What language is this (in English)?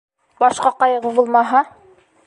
Bashkir